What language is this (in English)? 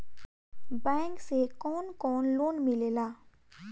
Bhojpuri